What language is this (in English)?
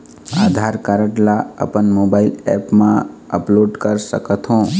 Chhattisgarhi